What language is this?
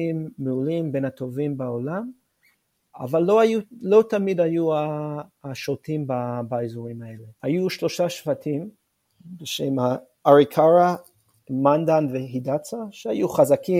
Hebrew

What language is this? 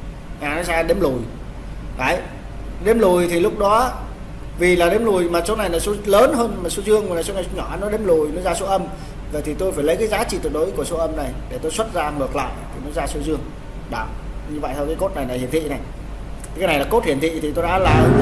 Vietnamese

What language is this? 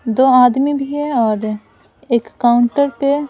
Hindi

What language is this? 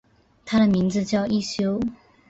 Chinese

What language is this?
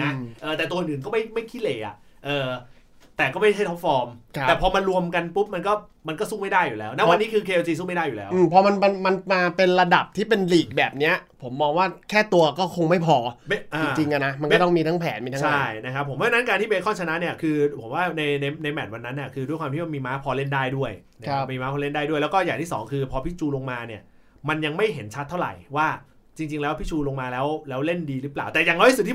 Thai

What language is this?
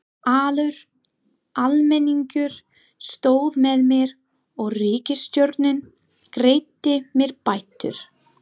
Icelandic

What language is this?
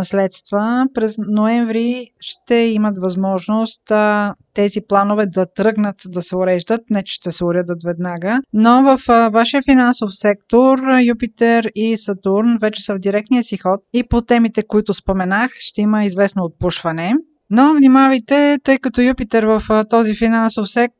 Bulgarian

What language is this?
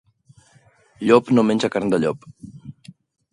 Catalan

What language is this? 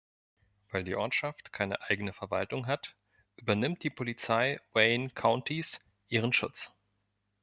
German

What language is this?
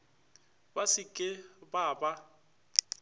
Northern Sotho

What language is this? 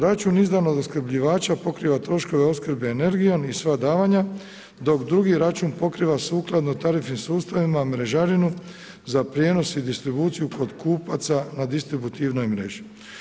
Croatian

